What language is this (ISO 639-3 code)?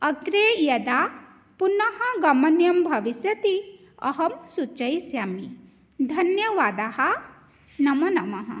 san